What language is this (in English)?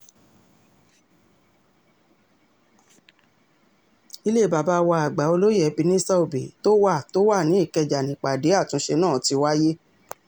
Yoruba